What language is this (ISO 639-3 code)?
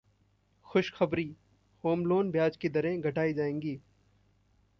hin